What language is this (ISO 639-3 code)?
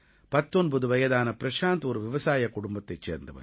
tam